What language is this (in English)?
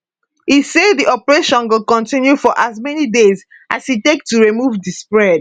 Nigerian Pidgin